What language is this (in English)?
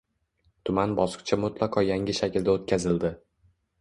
Uzbek